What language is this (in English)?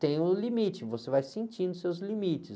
Portuguese